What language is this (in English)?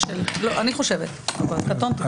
Hebrew